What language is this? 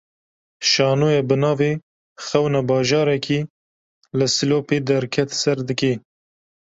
Kurdish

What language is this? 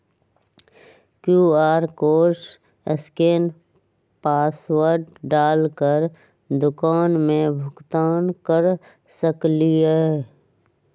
Magahi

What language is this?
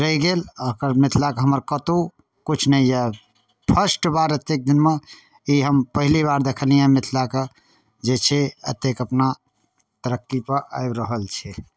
Maithili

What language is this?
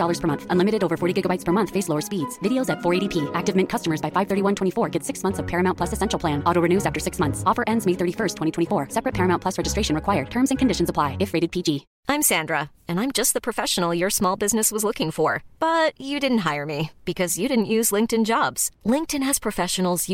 Swedish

